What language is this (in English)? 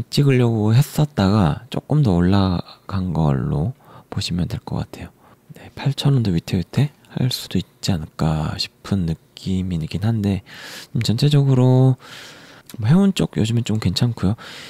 Korean